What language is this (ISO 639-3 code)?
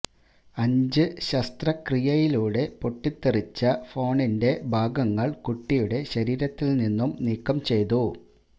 mal